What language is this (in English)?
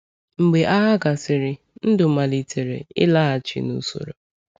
Igbo